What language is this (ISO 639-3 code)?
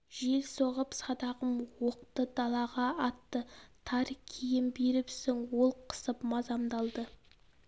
kaz